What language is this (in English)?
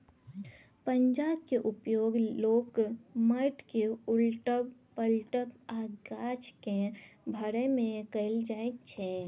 Maithili